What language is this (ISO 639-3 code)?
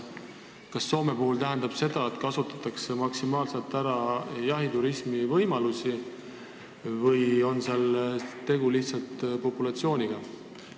est